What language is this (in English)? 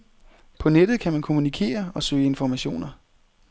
Danish